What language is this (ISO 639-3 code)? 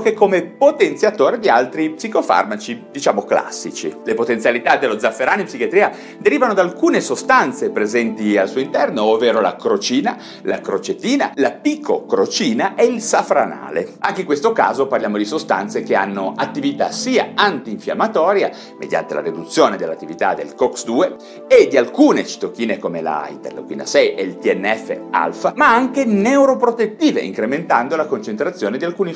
ita